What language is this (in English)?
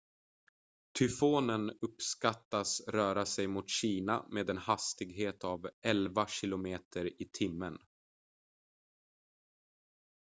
Swedish